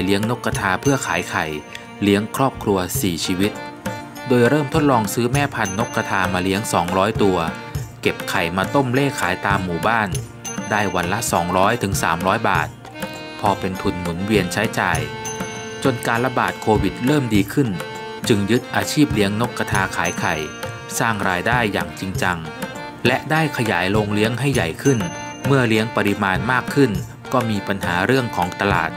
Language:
Thai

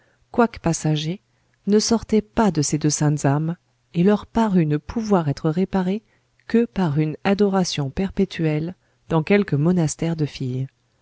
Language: French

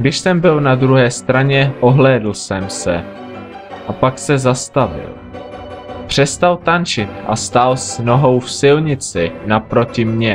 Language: Czech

